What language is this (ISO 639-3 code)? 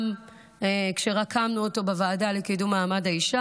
heb